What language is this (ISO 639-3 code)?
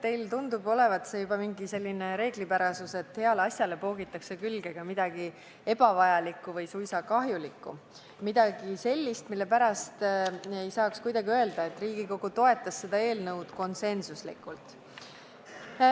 est